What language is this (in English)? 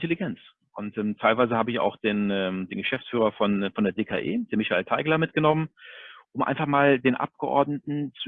German